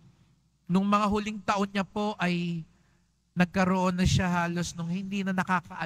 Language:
Filipino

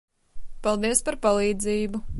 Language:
Latvian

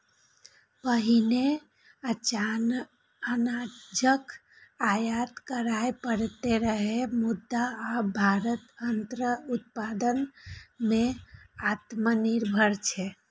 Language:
Maithili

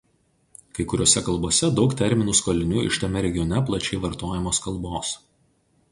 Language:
Lithuanian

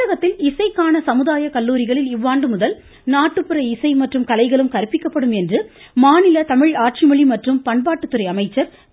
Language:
Tamil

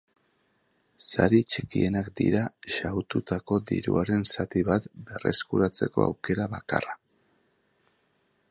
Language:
Basque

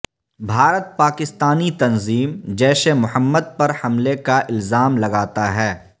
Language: Urdu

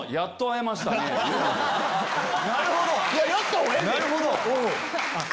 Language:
Japanese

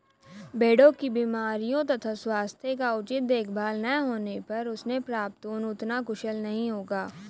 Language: Hindi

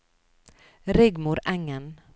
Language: Norwegian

